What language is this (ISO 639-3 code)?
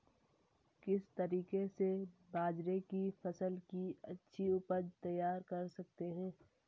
hin